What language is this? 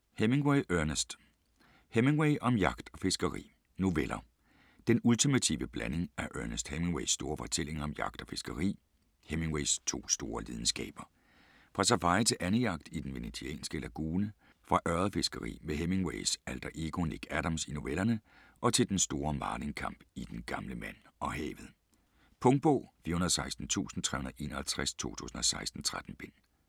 Danish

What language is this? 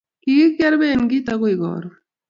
Kalenjin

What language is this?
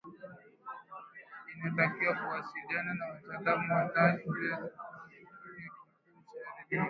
Swahili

